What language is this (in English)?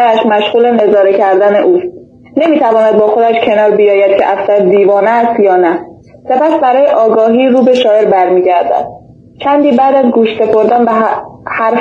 Persian